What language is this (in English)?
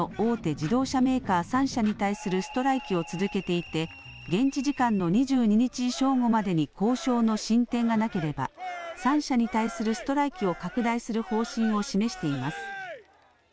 Japanese